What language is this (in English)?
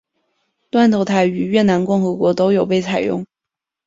Chinese